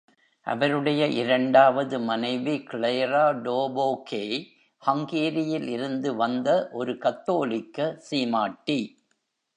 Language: Tamil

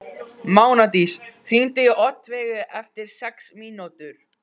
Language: Icelandic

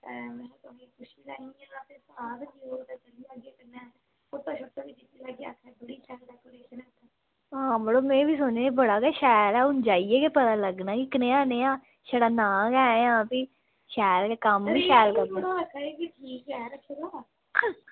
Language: Dogri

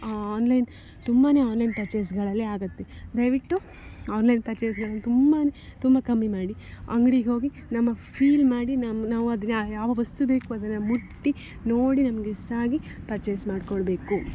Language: Kannada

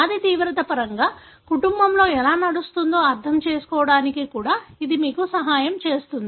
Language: Telugu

